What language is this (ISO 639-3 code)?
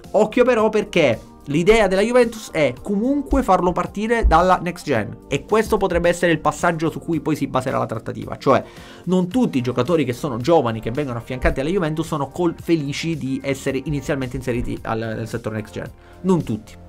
ita